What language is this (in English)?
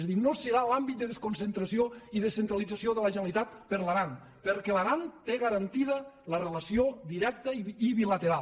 Catalan